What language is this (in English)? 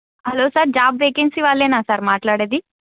Telugu